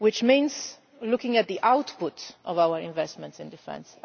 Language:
English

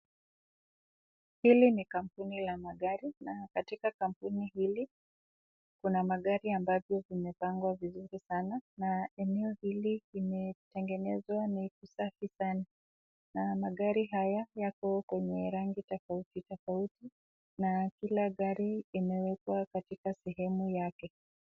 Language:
Swahili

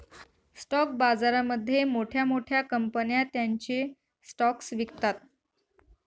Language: Marathi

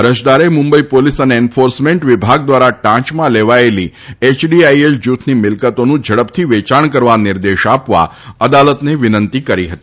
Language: Gujarati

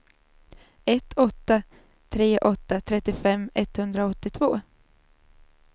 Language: Swedish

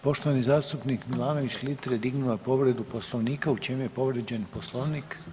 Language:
Croatian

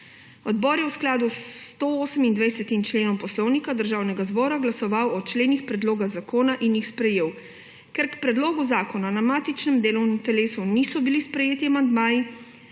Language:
Slovenian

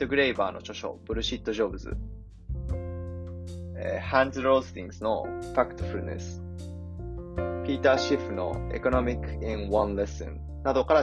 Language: Japanese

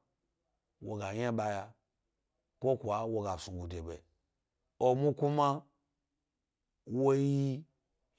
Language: Gbari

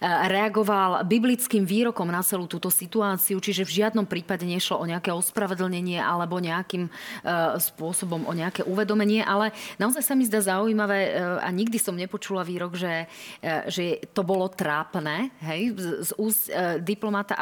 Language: Slovak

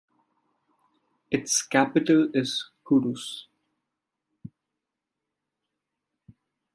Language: English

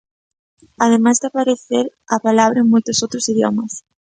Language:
Galician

